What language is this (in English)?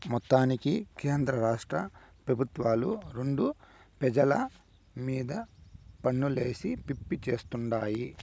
Telugu